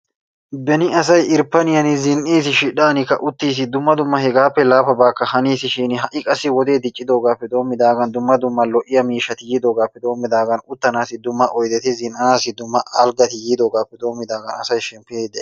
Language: Wolaytta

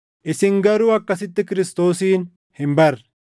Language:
Oromo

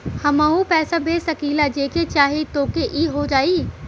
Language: Bhojpuri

